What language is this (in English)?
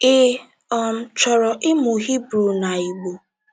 Igbo